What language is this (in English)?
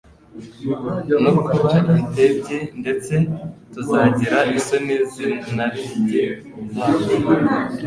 Kinyarwanda